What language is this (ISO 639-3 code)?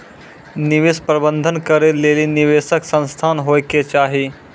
mai